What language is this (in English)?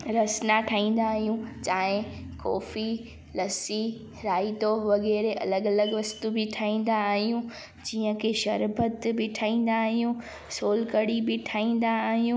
Sindhi